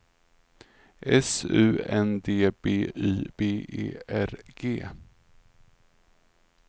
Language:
Swedish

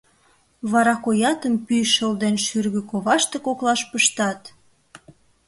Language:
Mari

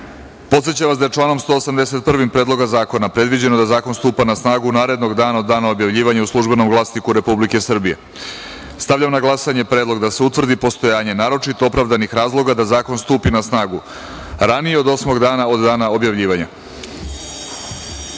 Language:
Serbian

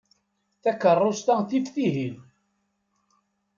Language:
Kabyle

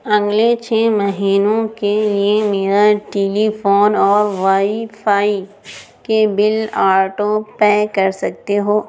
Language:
Urdu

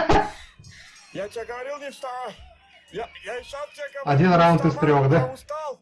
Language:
Russian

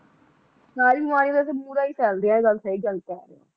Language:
Punjabi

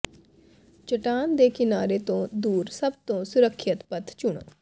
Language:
Punjabi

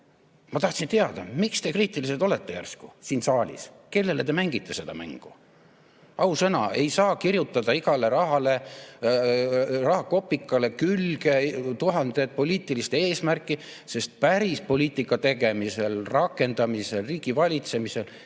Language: Estonian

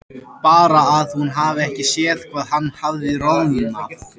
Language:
Icelandic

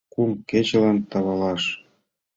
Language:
Mari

